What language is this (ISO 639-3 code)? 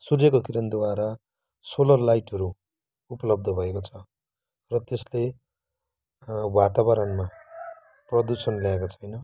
nep